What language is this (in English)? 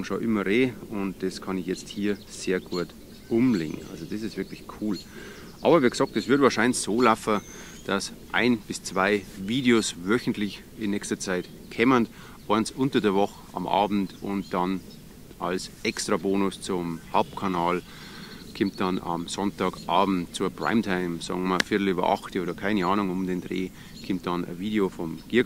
German